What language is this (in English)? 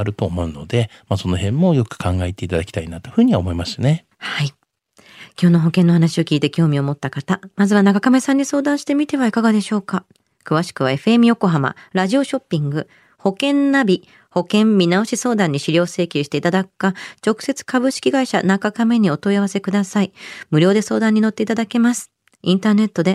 Japanese